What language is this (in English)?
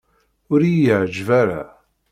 Kabyle